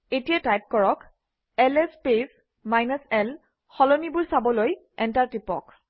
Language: Assamese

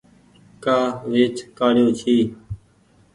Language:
Goaria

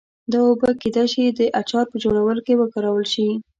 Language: Pashto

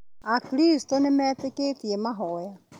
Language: Kikuyu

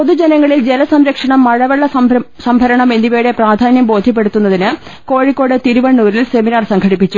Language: Malayalam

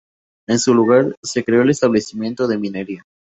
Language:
Spanish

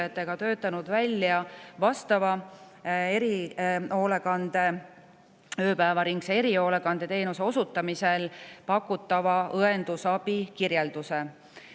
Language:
Estonian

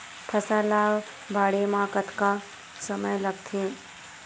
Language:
Chhattisgarhi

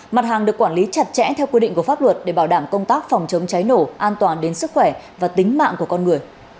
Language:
Vietnamese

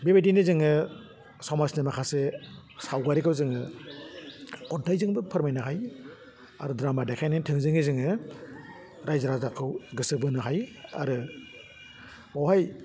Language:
Bodo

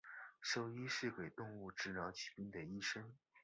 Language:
Chinese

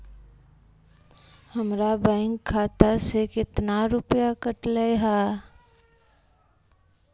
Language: Magahi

